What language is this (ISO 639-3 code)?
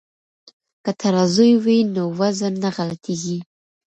pus